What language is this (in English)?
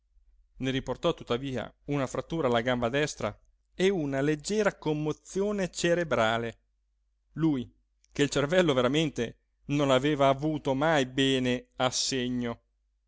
Italian